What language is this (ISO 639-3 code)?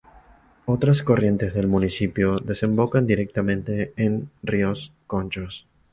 spa